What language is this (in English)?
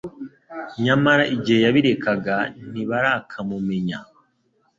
Kinyarwanda